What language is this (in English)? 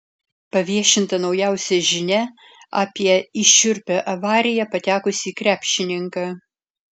Lithuanian